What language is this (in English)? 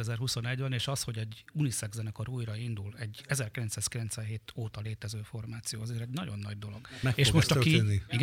Hungarian